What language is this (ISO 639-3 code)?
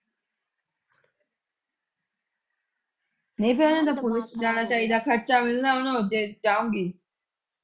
pan